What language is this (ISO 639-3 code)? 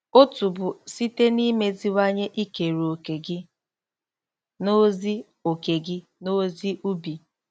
ibo